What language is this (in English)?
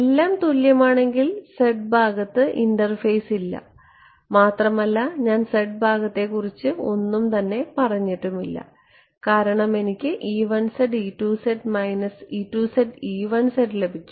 Malayalam